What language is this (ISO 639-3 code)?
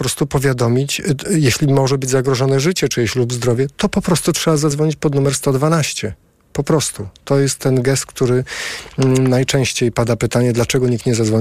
pol